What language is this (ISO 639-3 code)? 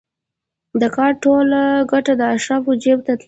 pus